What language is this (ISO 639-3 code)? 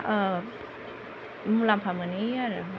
brx